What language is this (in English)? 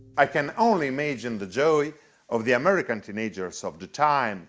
English